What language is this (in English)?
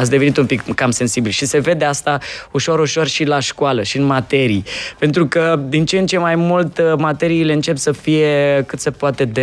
Romanian